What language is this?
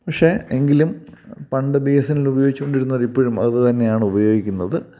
Malayalam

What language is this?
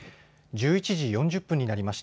Japanese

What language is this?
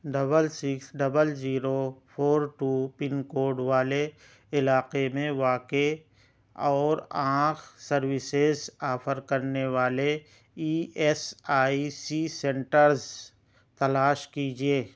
Urdu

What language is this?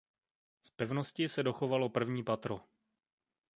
Czech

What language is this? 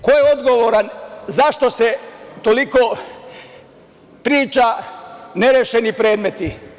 Serbian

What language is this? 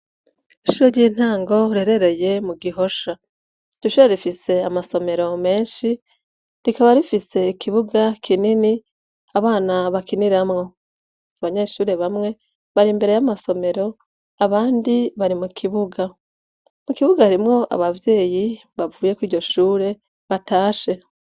Rundi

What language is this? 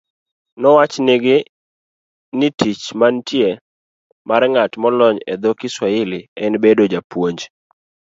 Luo (Kenya and Tanzania)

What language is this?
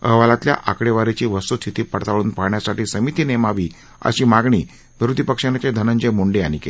Marathi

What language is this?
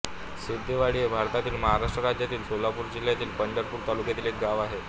Marathi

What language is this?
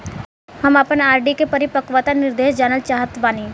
Bhojpuri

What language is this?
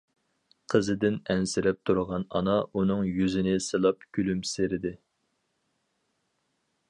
Uyghur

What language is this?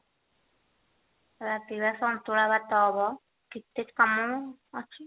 Odia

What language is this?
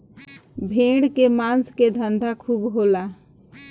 Bhojpuri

